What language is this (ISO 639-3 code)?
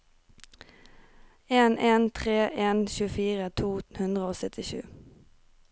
nor